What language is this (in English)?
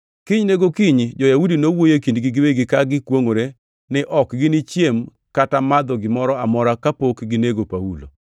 Luo (Kenya and Tanzania)